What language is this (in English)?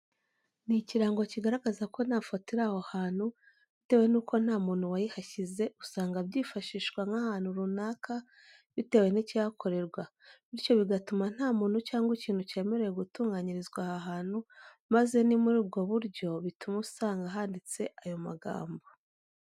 Kinyarwanda